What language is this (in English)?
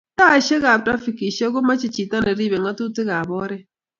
Kalenjin